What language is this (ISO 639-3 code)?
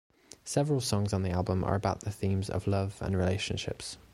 eng